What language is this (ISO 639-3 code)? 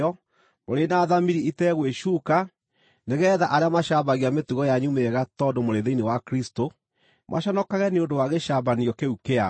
kik